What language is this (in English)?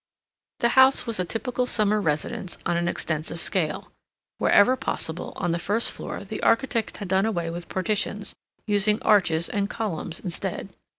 English